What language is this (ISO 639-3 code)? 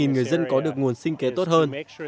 vie